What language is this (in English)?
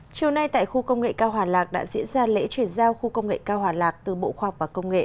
Vietnamese